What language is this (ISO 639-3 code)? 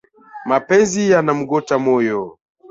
swa